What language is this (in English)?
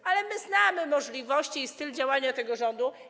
Polish